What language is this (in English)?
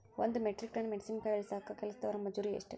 Kannada